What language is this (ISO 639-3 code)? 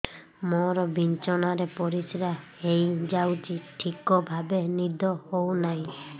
ori